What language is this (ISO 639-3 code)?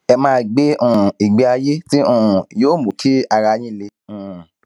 yor